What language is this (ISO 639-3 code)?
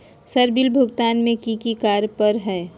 mag